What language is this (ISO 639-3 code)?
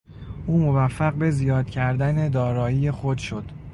fas